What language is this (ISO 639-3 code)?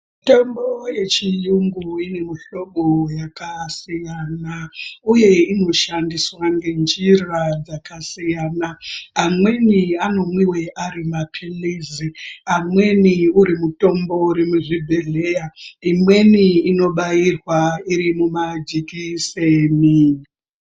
ndc